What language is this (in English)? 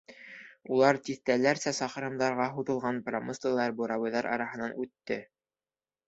Bashkir